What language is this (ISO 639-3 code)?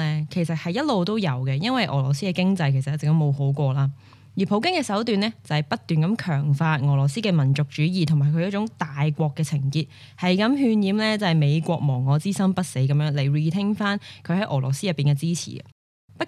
zho